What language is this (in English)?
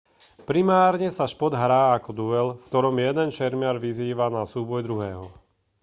Slovak